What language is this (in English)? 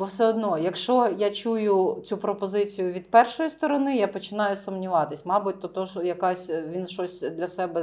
Ukrainian